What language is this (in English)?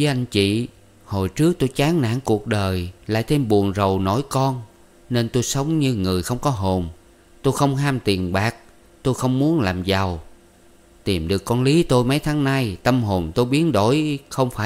Vietnamese